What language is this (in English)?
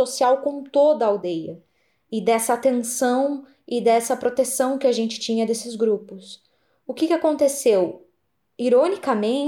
Portuguese